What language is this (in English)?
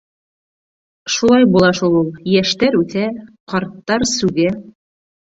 Bashkir